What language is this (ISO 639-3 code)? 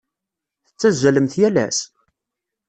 kab